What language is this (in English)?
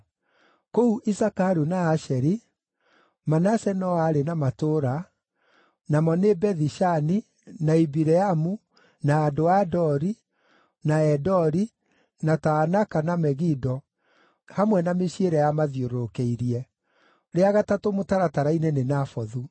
Kikuyu